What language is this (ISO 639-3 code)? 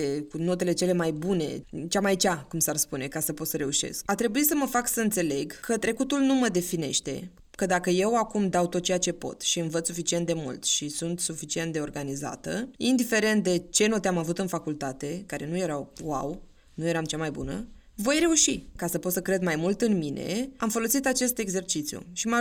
ron